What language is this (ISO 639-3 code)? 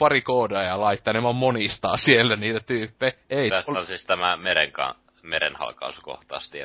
fin